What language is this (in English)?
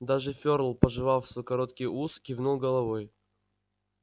Russian